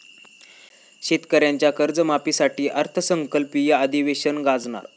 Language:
Marathi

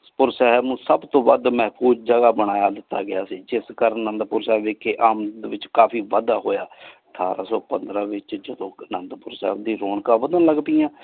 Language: Punjabi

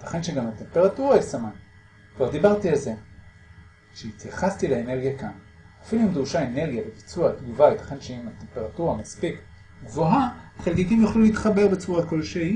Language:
Hebrew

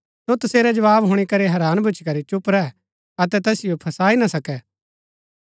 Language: Gaddi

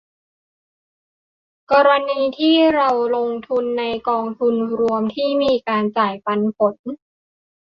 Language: Thai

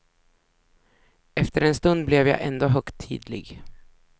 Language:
Swedish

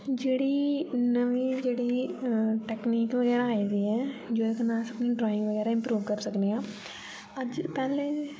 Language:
Dogri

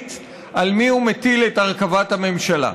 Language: Hebrew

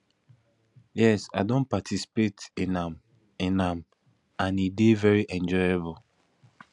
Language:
Nigerian Pidgin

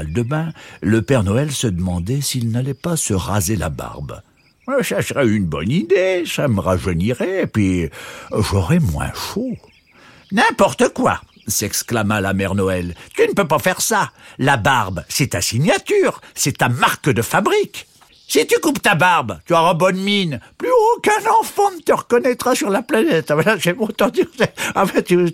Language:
French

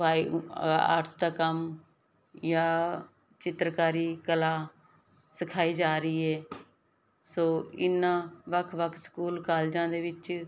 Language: Punjabi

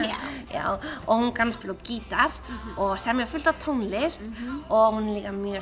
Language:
Icelandic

